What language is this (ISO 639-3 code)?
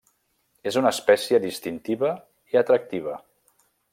cat